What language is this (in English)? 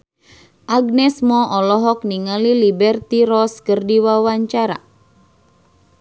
Sundanese